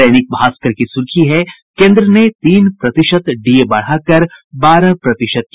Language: Hindi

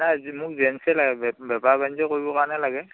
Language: Assamese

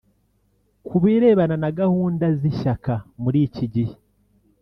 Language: Kinyarwanda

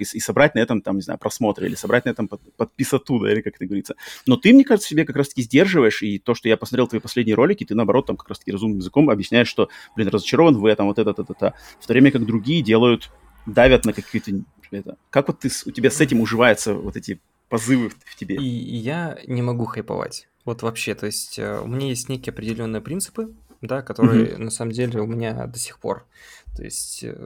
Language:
Russian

